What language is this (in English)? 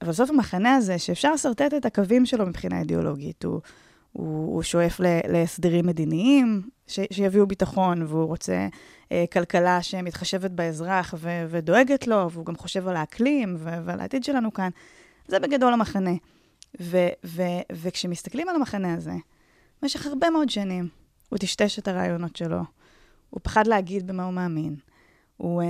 Hebrew